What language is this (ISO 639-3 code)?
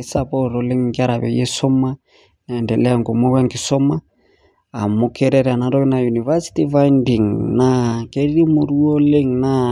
mas